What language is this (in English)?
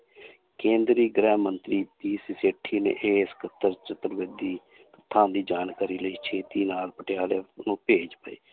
Punjabi